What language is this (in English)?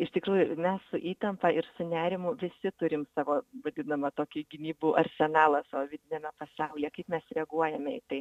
Lithuanian